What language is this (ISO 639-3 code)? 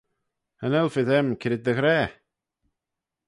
glv